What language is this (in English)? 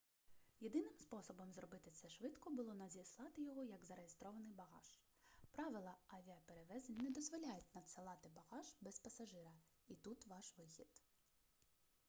Ukrainian